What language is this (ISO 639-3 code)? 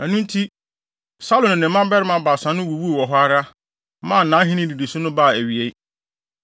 aka